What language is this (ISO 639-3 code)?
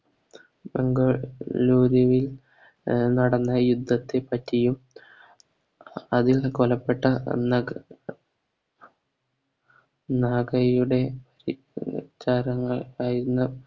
mal